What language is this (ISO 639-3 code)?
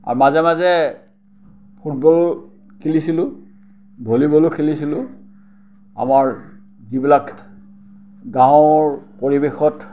asm